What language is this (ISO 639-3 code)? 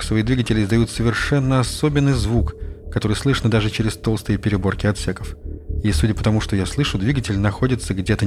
rus